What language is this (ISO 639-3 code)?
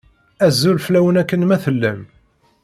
kab